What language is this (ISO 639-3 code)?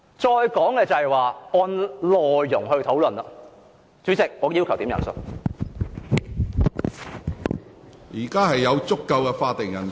yue